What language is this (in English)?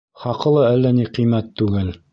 Bashkir